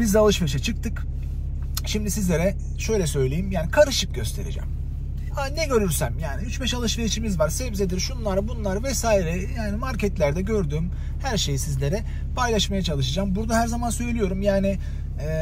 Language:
Turkish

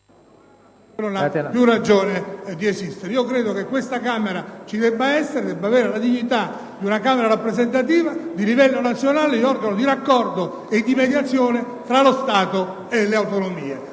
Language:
Italian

